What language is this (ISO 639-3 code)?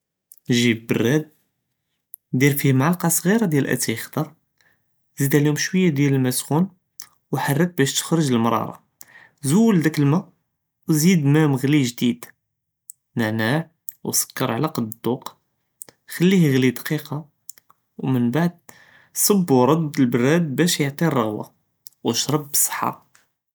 jrb